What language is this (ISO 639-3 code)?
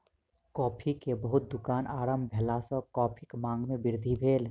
mai